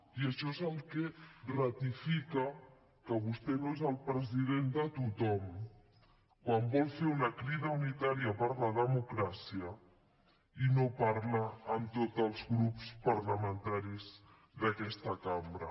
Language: Catalan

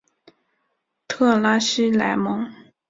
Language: Chinese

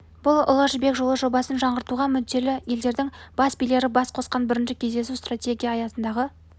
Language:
Kazakh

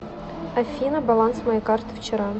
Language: Russian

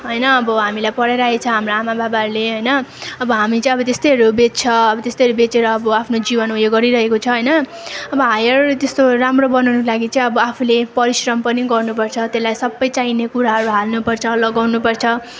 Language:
Nepali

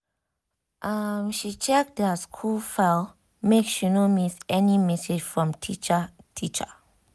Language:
Nigerian Pidgin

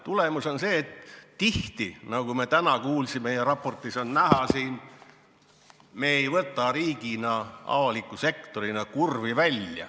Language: Estonian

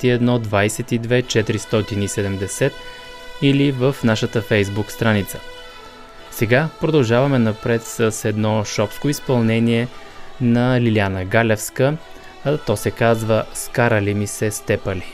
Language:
Bulgarian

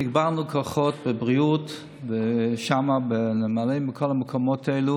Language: Hebrew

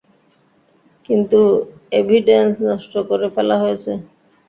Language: Bangla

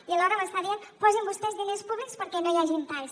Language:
Catalan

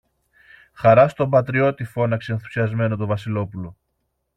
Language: Greek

